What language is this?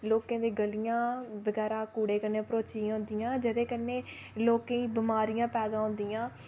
Dogri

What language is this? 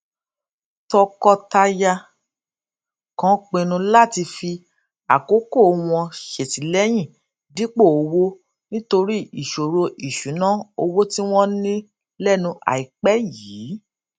Yoruba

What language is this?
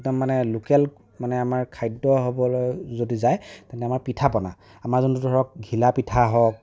Assamese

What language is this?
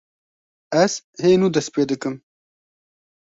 Kurdish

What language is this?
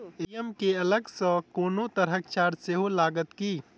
Maithili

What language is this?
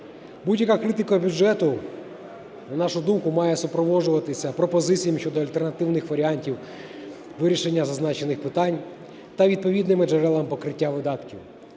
Ukrainian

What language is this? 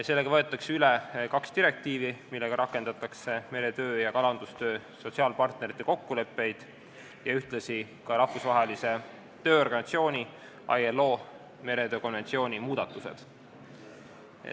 Estonian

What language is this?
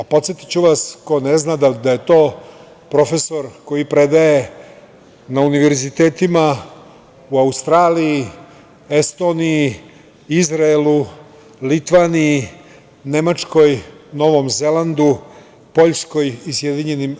Serbian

